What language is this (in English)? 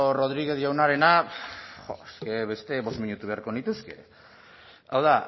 Basque